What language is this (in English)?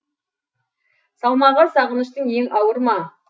Kazakh